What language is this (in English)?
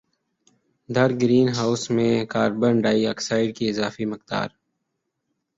Urdu